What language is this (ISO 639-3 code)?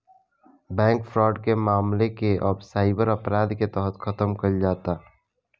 bho